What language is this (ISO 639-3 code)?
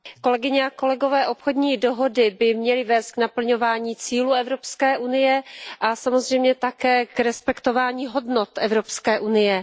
ces